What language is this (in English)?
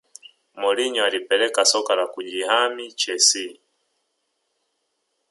Swahili